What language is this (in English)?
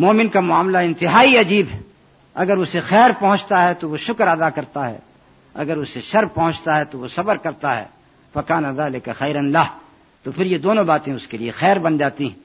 Urdu